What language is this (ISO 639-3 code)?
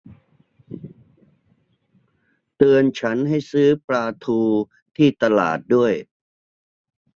tha